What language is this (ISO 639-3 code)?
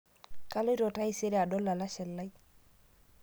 mas